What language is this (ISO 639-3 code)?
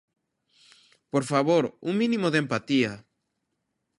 glg